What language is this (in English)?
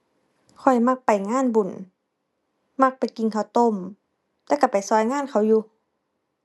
Thai